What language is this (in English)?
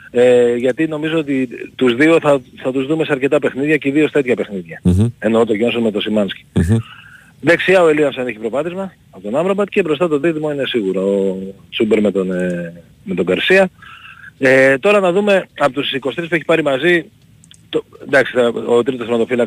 Greek